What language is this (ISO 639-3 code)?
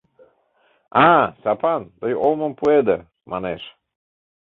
chm